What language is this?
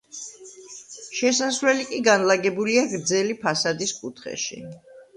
Georgian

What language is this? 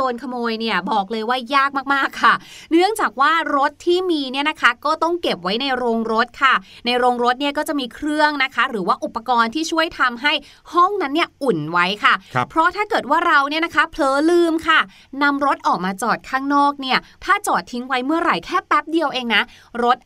Thai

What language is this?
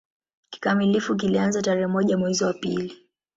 Swahili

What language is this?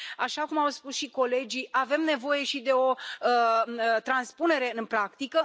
Romanian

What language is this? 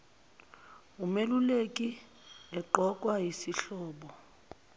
Zulu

